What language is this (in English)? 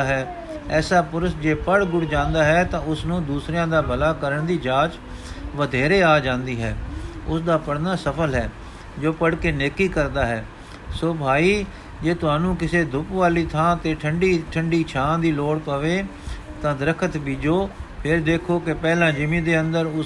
Punjabi